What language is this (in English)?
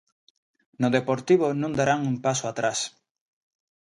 Galician